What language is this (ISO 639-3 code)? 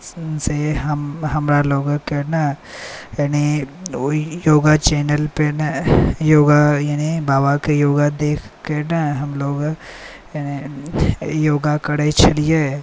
mai